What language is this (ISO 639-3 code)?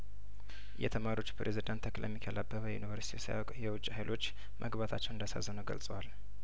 amh